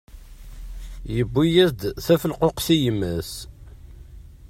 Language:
Kabyle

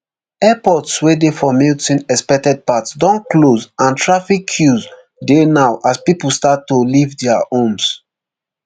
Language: Nigerian Pidgin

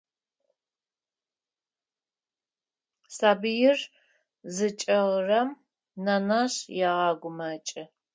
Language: Adyghe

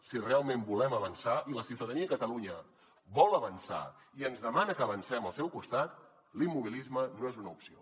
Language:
Catalan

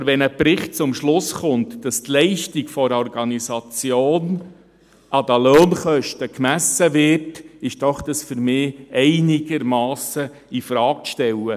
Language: Swiss German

